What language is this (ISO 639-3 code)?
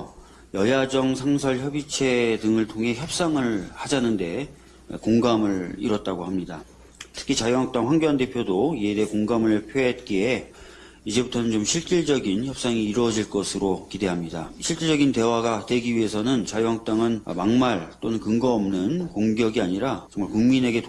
kor